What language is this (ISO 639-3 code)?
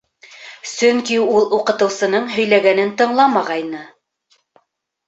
bak